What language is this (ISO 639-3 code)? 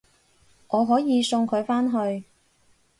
yue